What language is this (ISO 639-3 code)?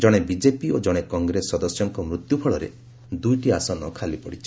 ori